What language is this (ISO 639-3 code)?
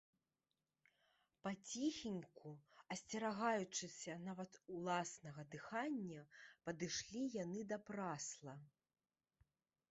bel